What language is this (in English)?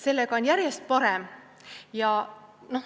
Estonian